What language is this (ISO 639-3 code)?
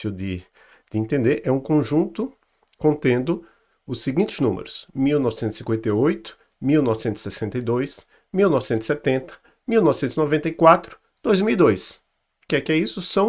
por